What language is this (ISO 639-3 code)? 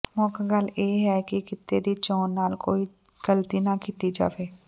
pan